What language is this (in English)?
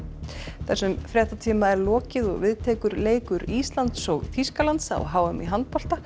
Icelandic